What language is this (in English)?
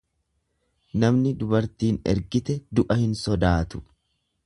Oromo